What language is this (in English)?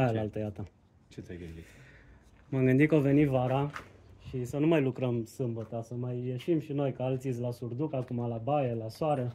Romanian